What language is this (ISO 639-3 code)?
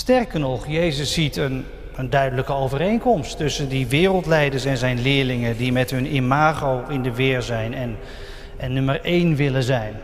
nld